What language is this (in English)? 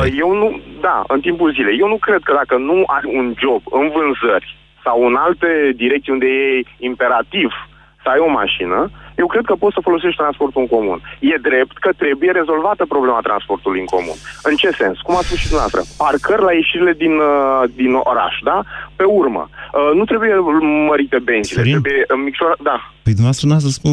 Romanian